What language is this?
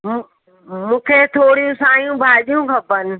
Sindhi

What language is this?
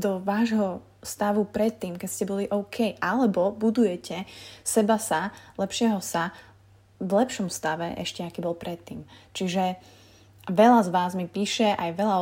Slovak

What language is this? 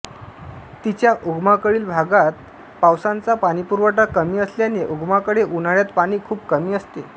Marathi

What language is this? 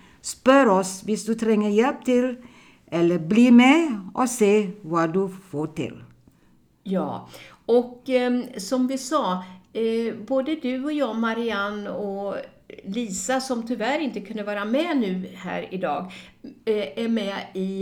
Swedish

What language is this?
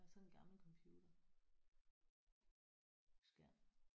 Danish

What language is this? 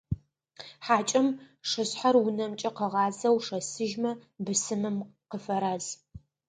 Adyghe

